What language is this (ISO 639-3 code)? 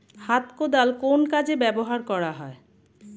ben